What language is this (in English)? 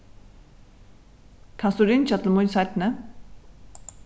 Faroese